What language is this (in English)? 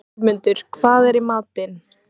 Icelandic